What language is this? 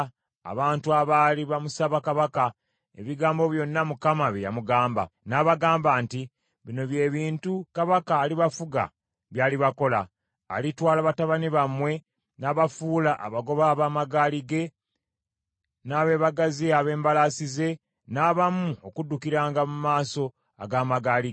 Ganda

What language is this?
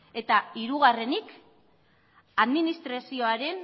Basque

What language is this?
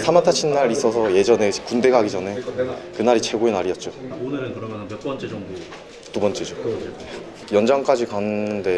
Korean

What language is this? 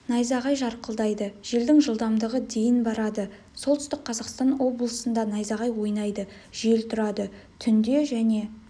Kazakh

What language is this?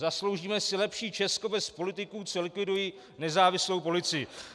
Czech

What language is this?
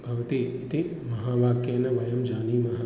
Sanskrit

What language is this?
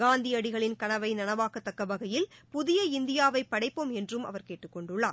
Tamil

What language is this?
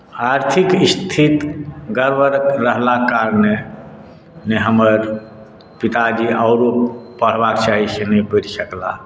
Maithili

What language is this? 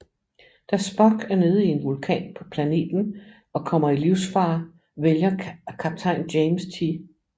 Danish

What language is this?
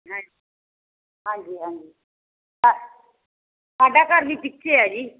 Punjabi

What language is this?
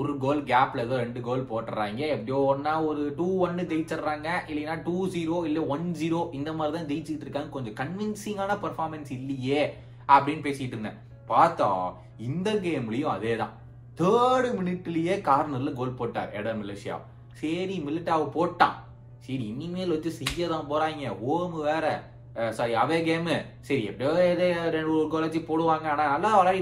Tamil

